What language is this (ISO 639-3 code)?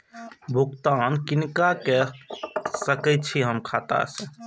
mai